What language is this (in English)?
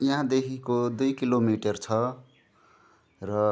Nepali